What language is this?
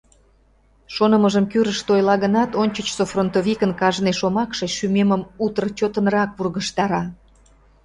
Mari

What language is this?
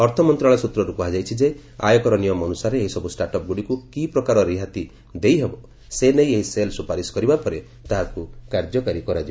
Odia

